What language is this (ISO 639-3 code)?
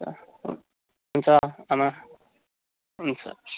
nep